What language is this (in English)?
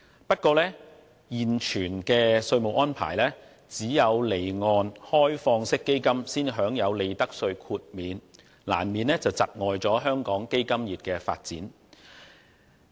Cantonese